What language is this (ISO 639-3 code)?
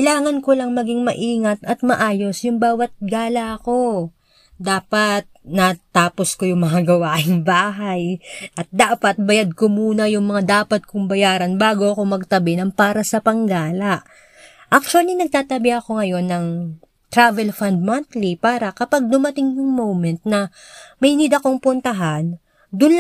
fil